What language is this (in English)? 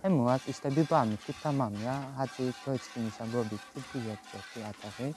Turkish